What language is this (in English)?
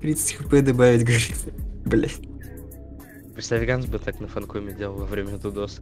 Russian